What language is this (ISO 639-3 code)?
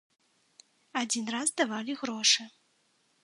bel